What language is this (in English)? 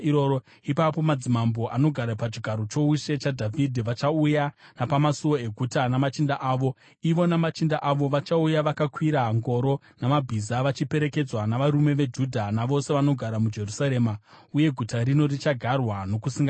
Shona